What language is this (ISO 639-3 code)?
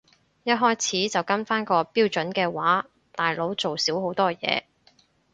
yue